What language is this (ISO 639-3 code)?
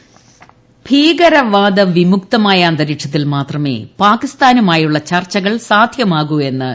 mal